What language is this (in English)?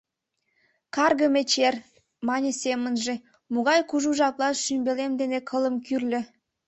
Mari